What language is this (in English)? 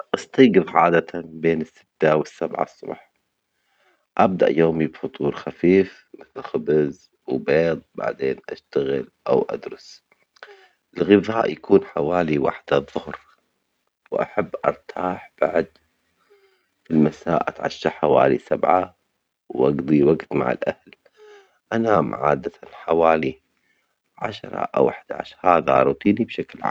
Omani Arabic